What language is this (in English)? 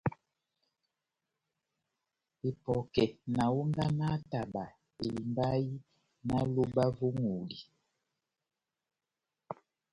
Batanga